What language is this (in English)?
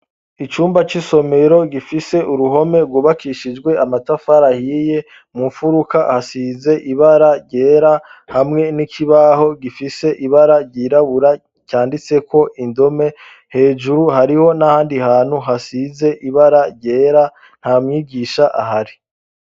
Rundi